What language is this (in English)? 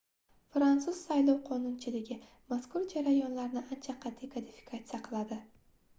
Uzbek